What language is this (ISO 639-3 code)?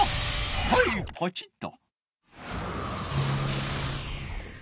jpn